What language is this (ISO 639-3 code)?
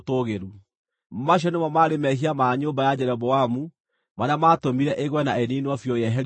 kik